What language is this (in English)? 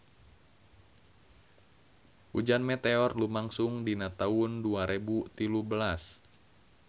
Sundanese